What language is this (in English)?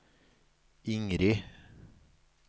Norwegian